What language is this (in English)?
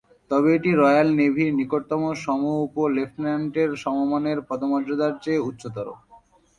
Bangla